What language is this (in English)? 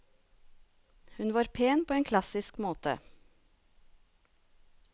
Norwegian